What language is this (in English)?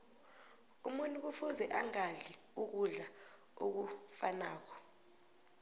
South Ndebele